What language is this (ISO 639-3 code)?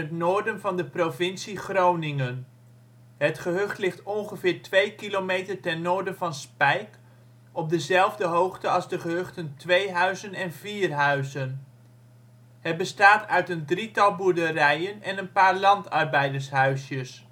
nld